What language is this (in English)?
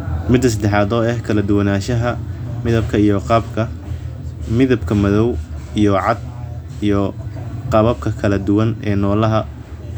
Somali